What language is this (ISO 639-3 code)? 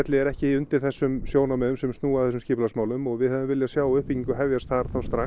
isl